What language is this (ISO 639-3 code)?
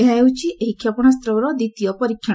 ori